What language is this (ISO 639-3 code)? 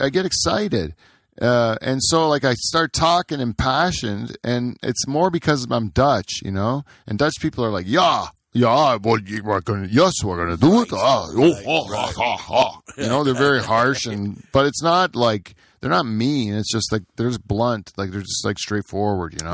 eng